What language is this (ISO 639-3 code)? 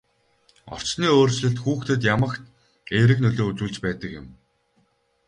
mon